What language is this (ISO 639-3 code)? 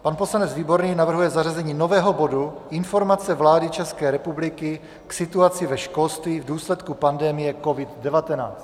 ces